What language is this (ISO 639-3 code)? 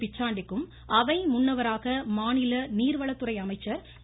tam